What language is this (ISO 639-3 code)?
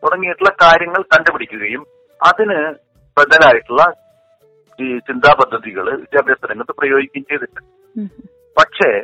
mal